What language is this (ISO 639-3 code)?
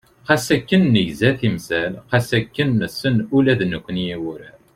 kab